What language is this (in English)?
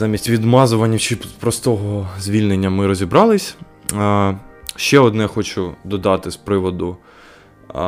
Ukrainian